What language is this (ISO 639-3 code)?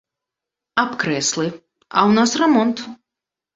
bel